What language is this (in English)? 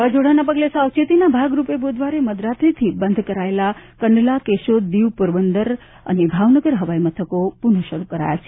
Gujarati